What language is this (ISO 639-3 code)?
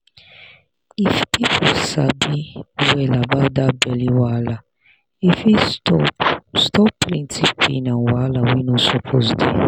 pcm